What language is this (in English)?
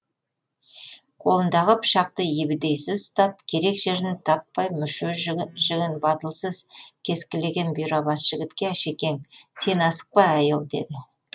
Kazakh